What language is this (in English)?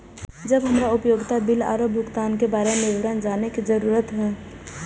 Maithili